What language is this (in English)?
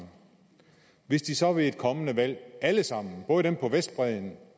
Danish